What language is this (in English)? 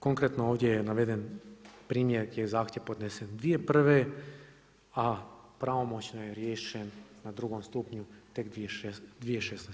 Croatian